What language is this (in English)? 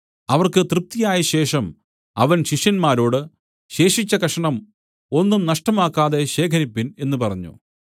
Malayalam